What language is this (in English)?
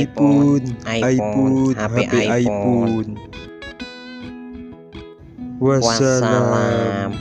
Indonesian